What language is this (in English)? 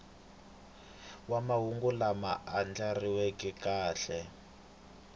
Tsonga